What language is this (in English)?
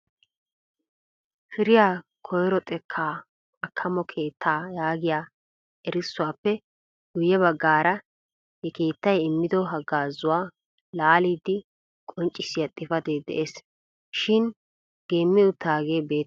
Wolaytta